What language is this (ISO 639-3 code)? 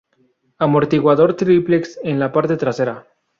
spa